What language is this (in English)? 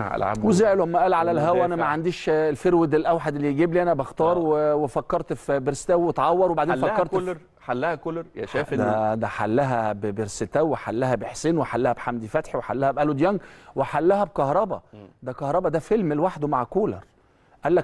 Arabic